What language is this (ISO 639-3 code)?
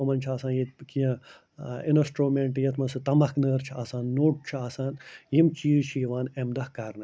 kas